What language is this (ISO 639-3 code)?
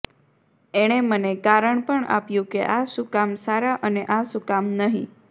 guj